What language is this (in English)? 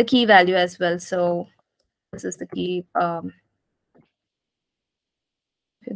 English